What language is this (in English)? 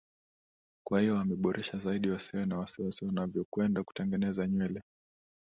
Swahili